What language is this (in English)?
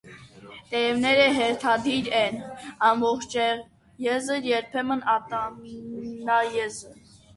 Armenian